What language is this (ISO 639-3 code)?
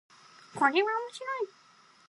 jpn